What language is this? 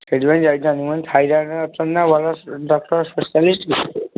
Odia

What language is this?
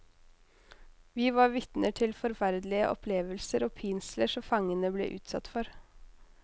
Norwegian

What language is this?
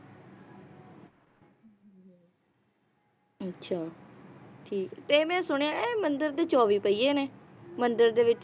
Punjabi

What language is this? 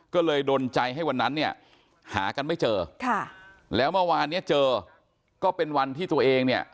Thai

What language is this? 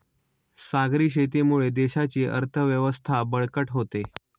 Marathi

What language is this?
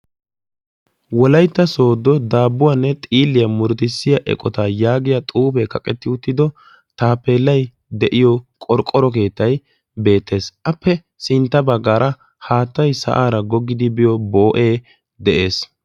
Wolaytta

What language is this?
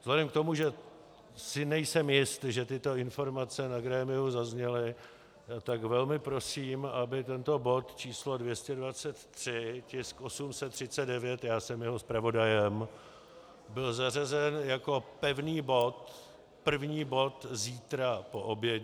Czech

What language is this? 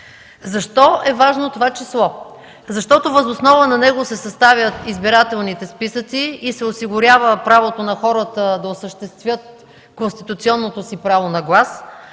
Bulgarian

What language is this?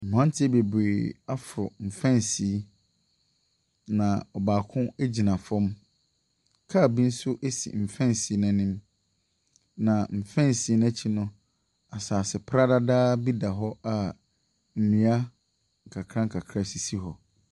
Akan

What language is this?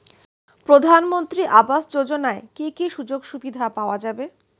Bangla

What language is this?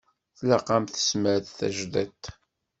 Kabyle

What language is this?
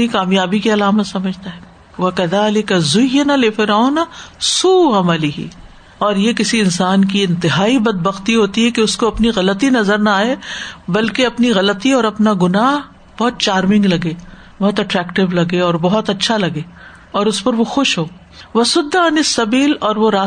Urdu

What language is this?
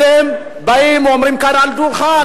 Hebrew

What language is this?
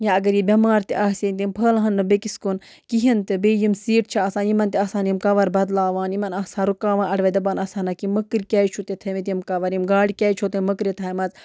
Kashmiri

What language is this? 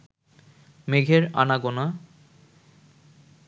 Bangla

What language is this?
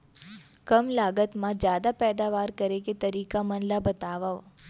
Chhattisgarhi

